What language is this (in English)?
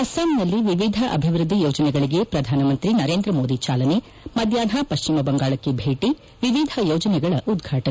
Kannada